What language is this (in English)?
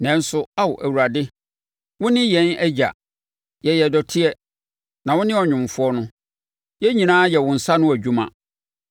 Akan